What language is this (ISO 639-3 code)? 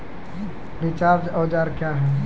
mai